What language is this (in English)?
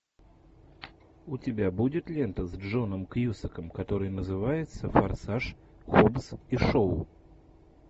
Russian